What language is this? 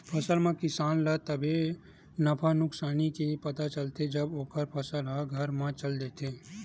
Chhattisgarhi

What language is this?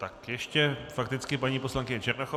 Czech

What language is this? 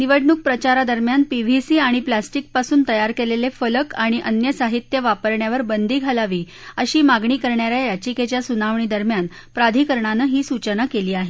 Marathi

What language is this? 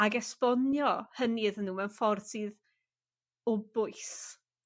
Welsh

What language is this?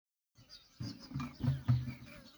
Somali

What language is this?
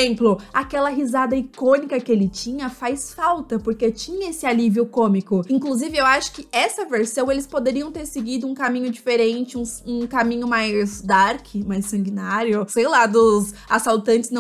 Portuguese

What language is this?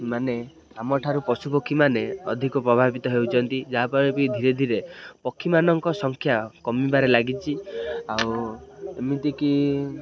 Odia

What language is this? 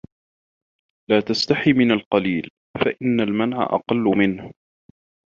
Arabic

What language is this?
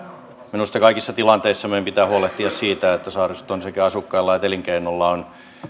Finnish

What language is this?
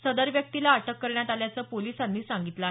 Marathi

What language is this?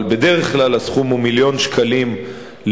Hebrew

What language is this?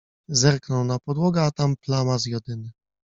Polish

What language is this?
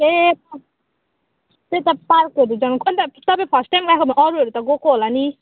Nepali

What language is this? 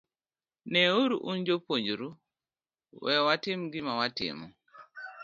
Luo (Kenya and Tanzania)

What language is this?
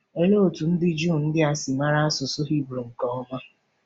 Igbo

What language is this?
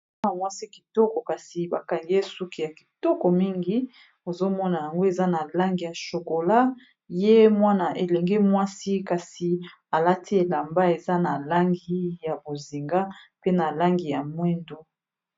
Lingala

